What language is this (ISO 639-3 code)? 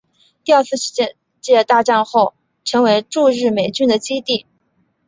zho